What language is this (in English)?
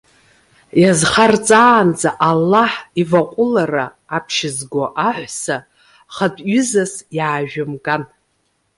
Abkhazian